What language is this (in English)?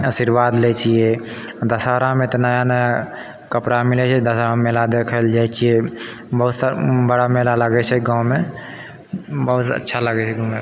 Maithili